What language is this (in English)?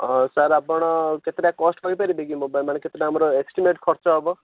Odia